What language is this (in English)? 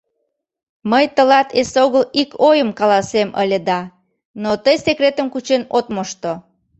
Mari